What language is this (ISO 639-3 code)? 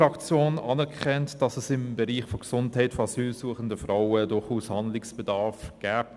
gsw